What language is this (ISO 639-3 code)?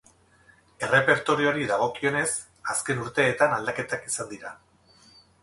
eus